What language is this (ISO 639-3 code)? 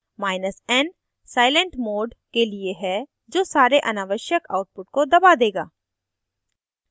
hin